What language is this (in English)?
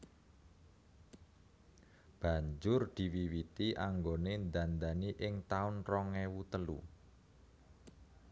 Javanese